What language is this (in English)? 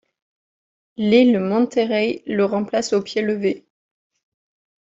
French